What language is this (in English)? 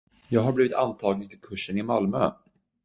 Swedish